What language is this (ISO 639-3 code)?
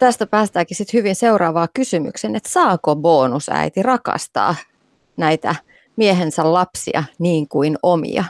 fin